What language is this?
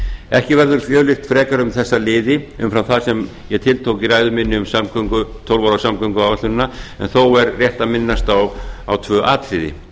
Icelandic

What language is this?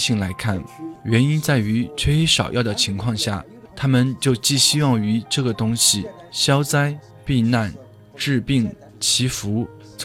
Chinese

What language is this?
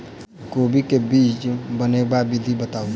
Maithili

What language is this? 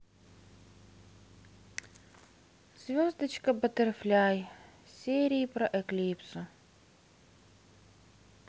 Russian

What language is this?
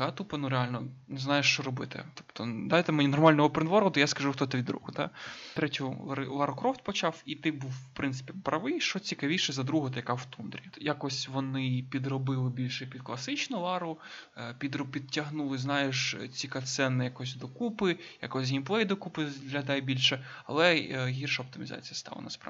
Ukrainian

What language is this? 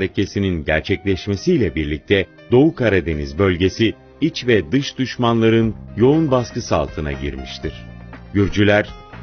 Turkish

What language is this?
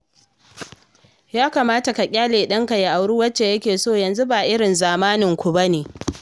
Hausa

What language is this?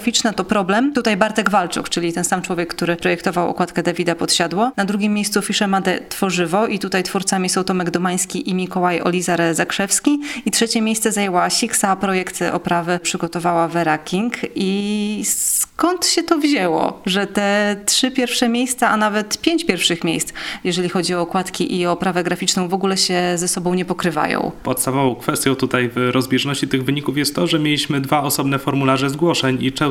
Polish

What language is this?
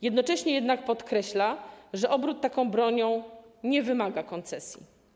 Polish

